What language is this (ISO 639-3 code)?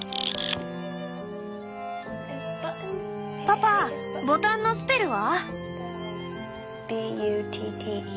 jpn